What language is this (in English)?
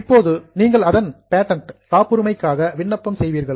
Tamil